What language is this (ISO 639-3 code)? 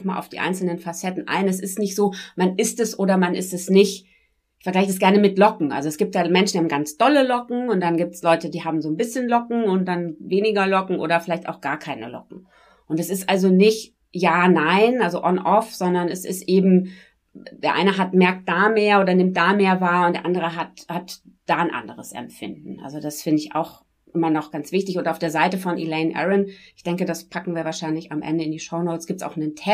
deu